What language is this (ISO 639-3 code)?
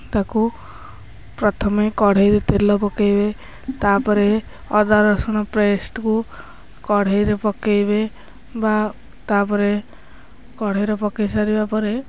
ori